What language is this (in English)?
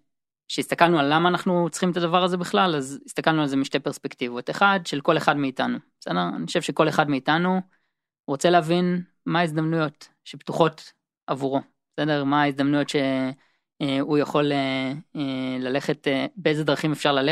Hebrew